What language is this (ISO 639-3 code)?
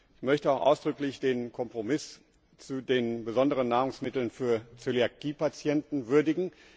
deu